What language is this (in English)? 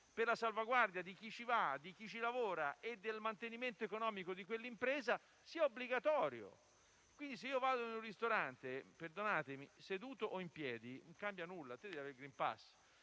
Italian